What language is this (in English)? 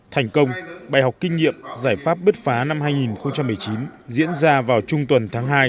Vietnamese